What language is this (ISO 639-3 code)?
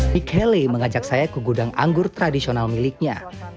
ind